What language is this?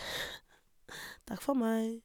Norwegian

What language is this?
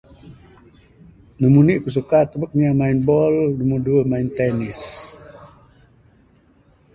Bukar-Sadung Bidayuh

